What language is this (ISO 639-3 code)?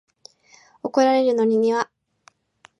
jpn